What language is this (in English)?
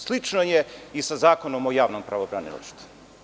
Serbian